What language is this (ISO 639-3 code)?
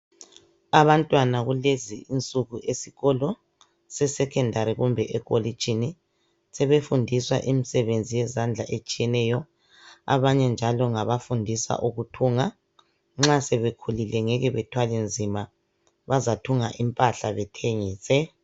nde